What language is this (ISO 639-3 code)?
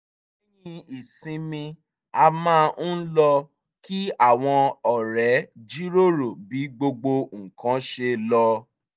yor